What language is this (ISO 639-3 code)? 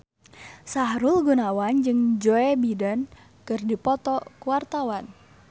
sun